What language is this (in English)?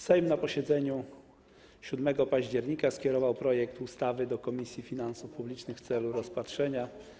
Polish